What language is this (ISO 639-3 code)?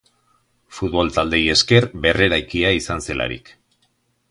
eus